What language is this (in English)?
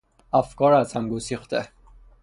Persian